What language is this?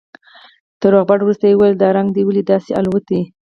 Pashto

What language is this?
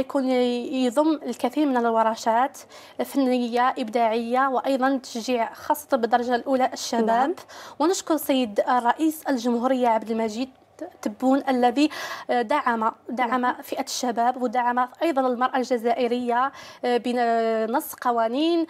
Arabic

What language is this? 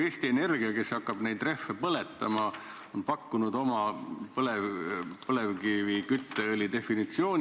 Estonian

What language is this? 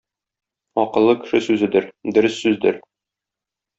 Tatar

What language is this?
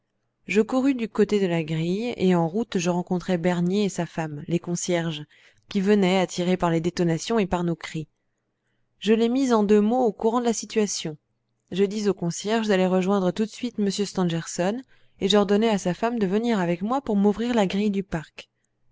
French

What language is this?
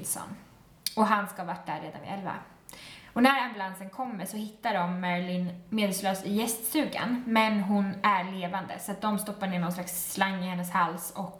Swedish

